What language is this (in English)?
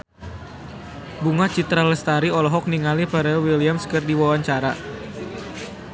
Sundanese